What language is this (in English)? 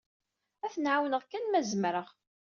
Kabyle